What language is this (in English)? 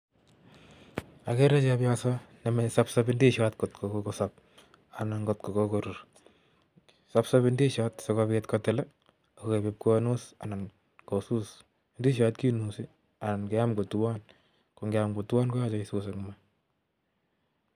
Kalenjin